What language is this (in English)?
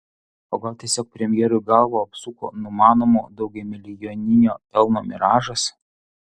Lithuanian